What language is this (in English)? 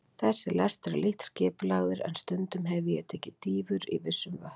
Icelandic